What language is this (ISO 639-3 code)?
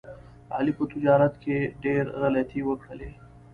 pus